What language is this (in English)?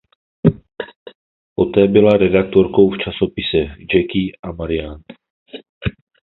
Czech